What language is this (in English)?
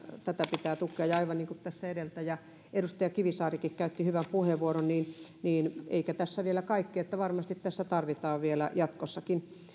Finnish